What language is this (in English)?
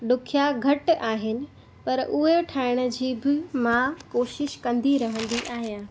Sindhi